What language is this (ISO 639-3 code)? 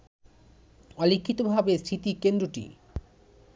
ben